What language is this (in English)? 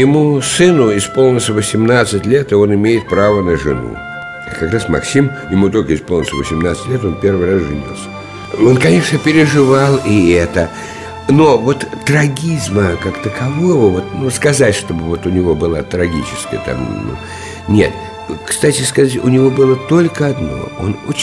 Russian